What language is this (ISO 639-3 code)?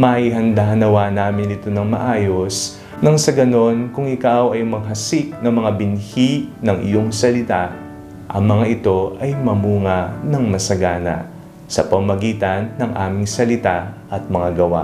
fil